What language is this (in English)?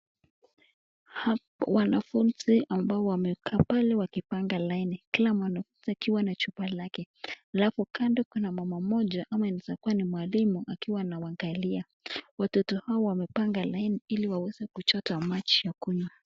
Swahili